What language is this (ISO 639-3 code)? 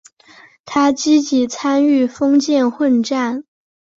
zho